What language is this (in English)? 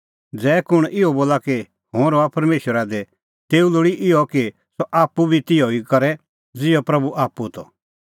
Kullu Pahari